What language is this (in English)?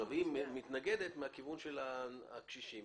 Hebrew